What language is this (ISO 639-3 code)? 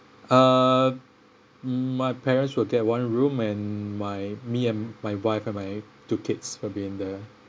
eng